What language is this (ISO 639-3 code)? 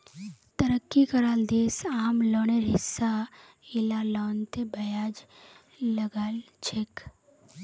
mag